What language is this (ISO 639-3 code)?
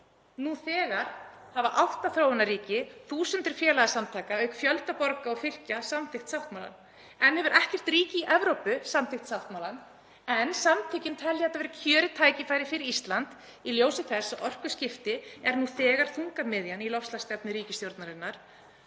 isl